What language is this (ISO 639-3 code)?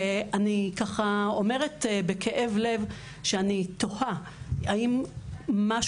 heb